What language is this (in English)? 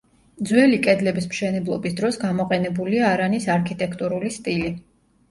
Georgian